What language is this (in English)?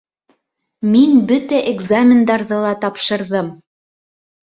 Bashkir